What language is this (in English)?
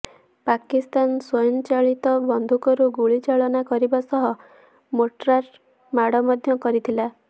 Odia